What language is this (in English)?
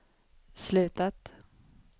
Swedish